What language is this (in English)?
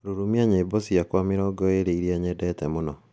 Kikuyu